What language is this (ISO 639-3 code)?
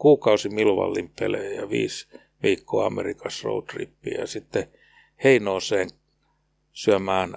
fin